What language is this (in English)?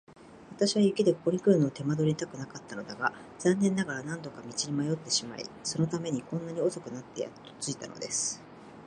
Japanese